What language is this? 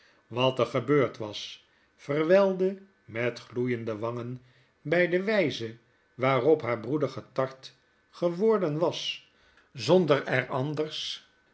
Dutch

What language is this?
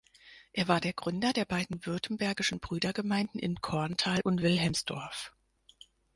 German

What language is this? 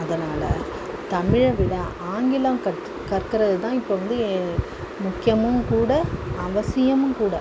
Tamil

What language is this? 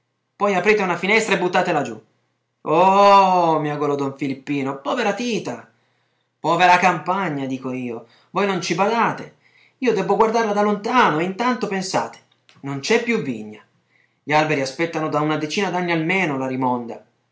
Italian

